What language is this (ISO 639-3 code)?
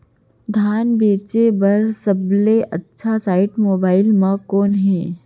hne